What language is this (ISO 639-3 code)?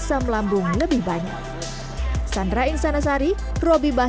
ind